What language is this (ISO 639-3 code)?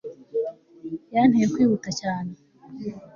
kin